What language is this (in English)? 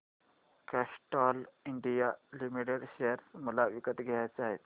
Marathi